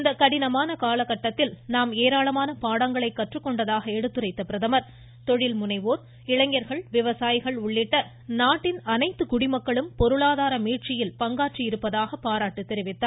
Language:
Tamil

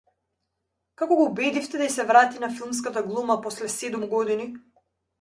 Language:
Macedonian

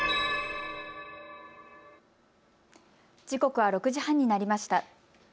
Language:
Japanese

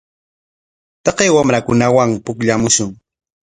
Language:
Corongo Ancash Quechua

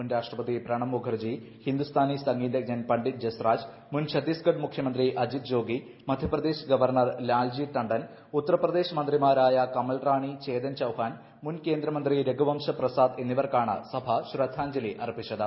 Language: Malayalam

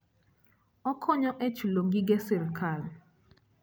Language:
Luo (Kenya and Tanzania)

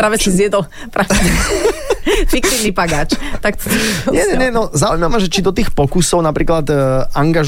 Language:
Slovak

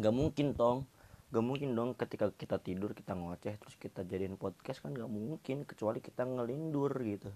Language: Indonesian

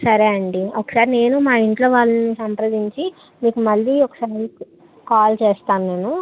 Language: Telugu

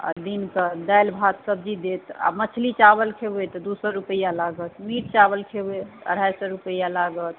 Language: Maithili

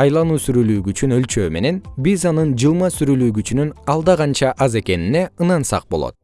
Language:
Kyrgyz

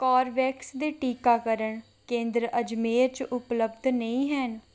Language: Dogri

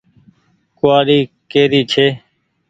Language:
Goaria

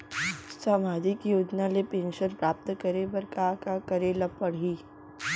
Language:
Chhattisgarhi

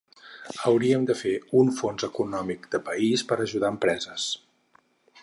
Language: Catalan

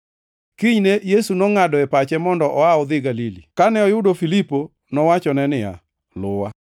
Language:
Luo (Kenya and Tanzania)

